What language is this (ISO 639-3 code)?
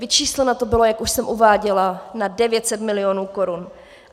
ces